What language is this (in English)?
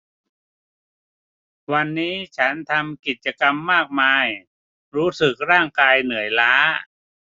Thai